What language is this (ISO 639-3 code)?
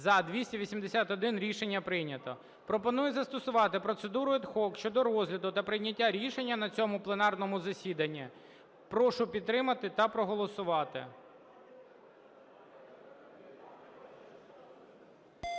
ukr